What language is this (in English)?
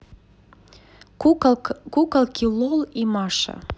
Russian